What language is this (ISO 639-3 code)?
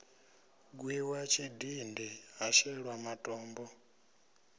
ven